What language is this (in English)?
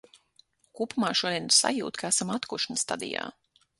Latvian